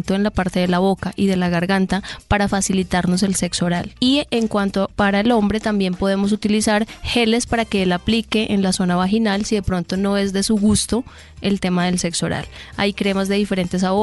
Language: Spanish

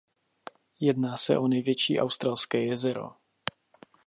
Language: Czech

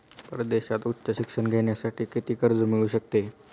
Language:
Marathi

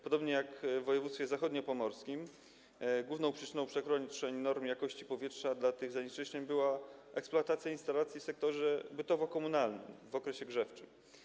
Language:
Polish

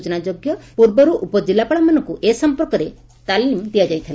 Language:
Odia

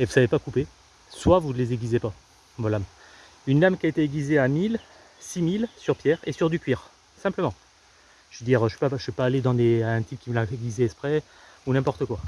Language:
French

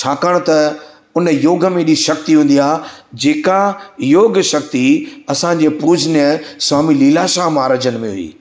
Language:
Sindhi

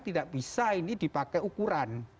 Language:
Indonesian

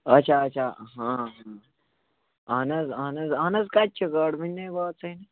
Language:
Kashmiri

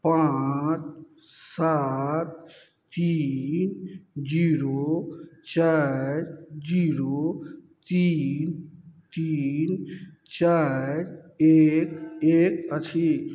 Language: Maithili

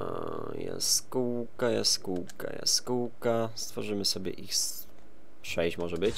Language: Polish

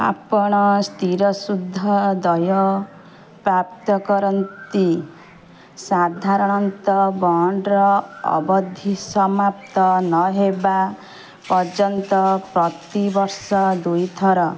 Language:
Odia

